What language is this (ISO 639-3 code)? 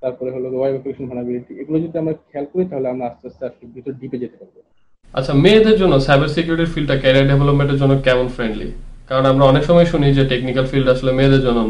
ben